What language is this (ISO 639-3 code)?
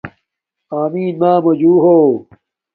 dmk